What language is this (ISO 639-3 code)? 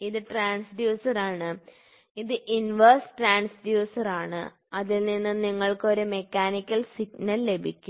mal